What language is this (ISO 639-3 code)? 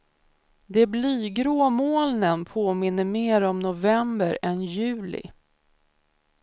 swe